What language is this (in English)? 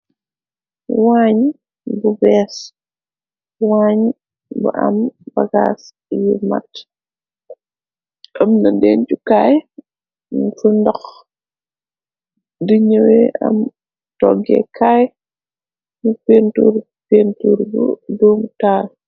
Wolof